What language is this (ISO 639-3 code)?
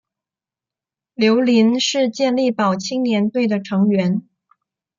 zho